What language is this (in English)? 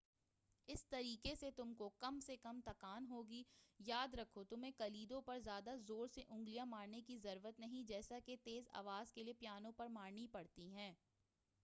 Urdu